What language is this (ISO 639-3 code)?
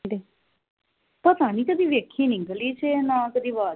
pan